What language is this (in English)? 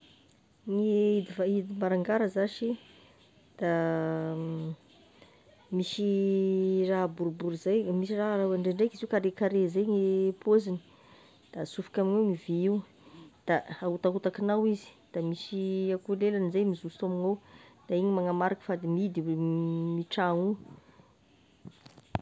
Tesaka Malagasy